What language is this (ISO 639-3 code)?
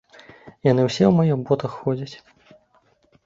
bel